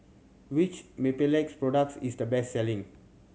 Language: English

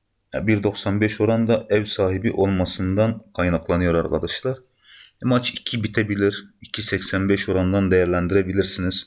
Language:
Turkish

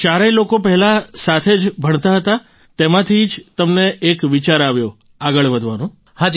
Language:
Gujarati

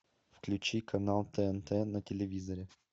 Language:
Russian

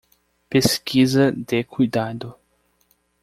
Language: Portuguese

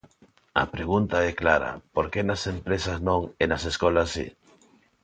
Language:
Galician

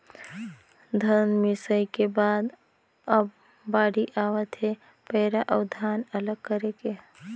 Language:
Chhattisgarhi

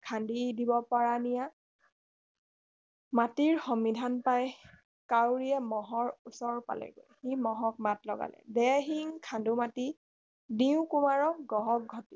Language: Assamese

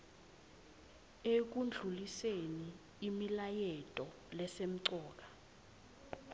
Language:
Swati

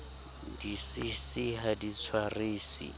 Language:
Southern Sotho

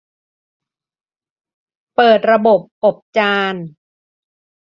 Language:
Thai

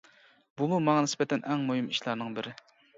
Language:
Uyghur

